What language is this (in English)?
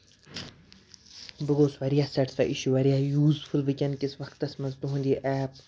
Kashmiri